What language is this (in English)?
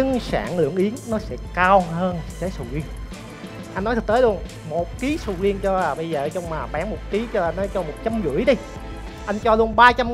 Vietnamese